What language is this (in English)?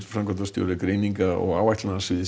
Icelandic